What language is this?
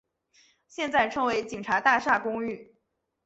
Chinese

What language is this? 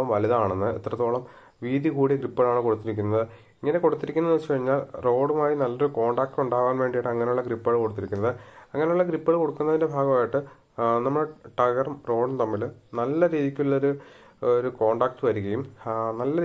Arabic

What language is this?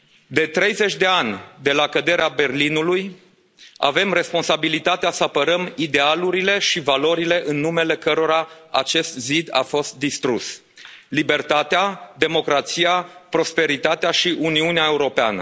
Romanian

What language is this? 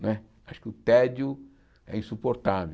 Portuguese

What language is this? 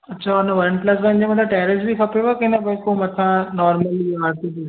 Sindhi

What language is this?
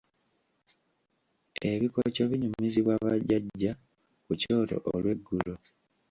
Ganda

